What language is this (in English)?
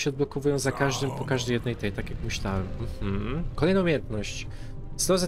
Polish